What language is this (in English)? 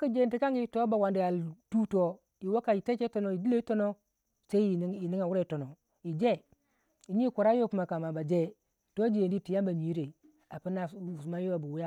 Waja